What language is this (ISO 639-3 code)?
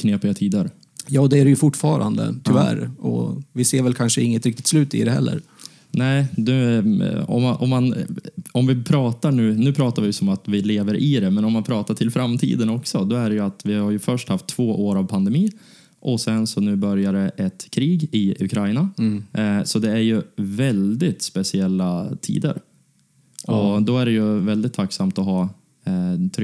swe